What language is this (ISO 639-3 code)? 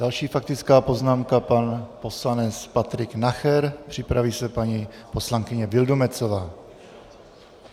ces